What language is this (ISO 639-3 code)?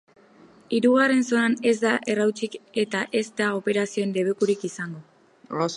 eus